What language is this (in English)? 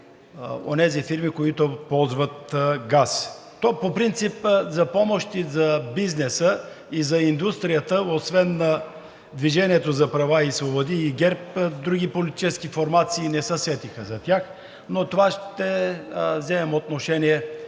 Bulgarian